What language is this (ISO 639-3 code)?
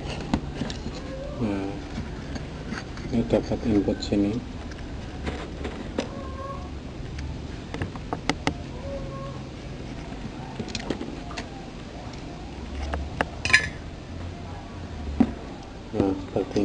ind